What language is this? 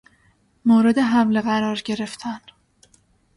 Persian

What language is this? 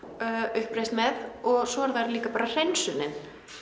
Icelandic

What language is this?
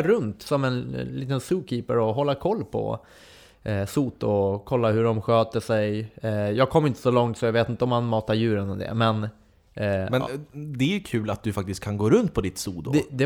Swedish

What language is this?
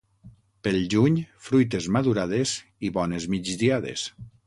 Catalan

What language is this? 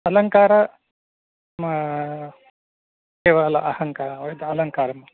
Sanskrit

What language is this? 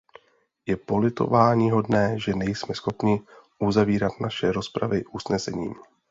Czech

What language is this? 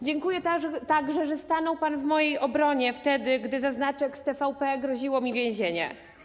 Polish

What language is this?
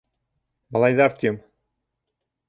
Bashkir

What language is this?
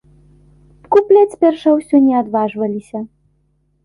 Belarusian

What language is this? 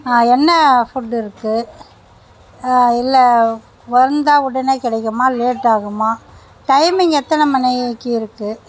Tamil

